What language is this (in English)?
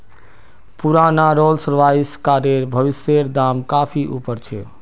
Magahi